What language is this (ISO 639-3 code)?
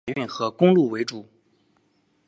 zho